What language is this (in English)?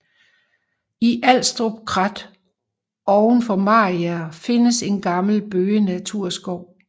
Danish